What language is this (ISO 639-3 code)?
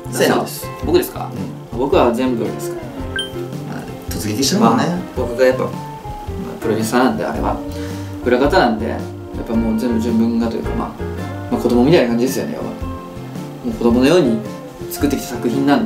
jpn